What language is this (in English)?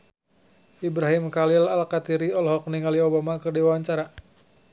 Sundanese